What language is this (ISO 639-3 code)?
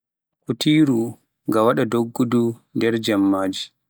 fuf